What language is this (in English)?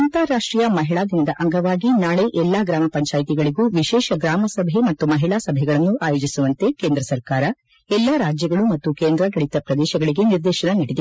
Kannada